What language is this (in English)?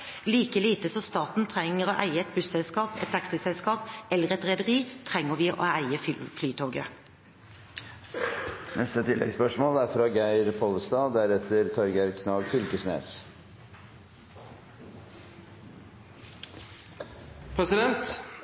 Norwegian